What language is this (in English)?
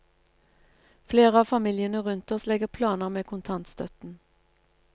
Norwegian